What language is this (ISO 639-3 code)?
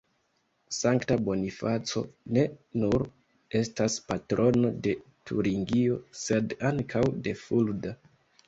epo